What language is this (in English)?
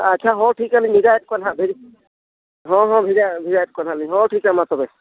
Santali